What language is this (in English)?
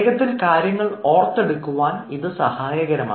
Malayalam